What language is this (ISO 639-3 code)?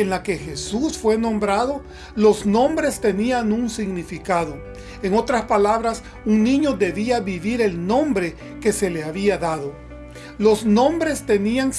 spa